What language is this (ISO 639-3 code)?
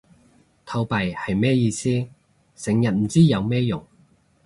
yue